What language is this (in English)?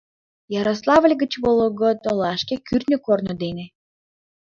Mari